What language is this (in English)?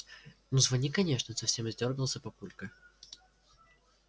Russian